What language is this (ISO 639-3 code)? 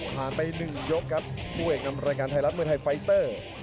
tha